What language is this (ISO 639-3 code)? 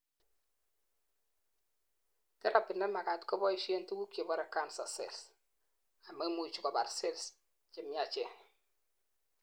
kln